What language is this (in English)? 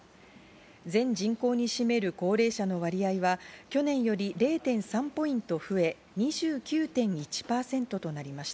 Japanese